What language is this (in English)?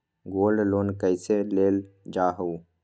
Magahi